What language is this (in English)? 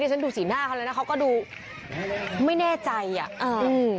Thai